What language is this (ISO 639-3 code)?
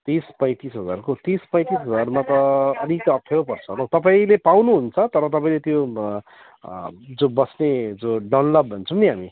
nep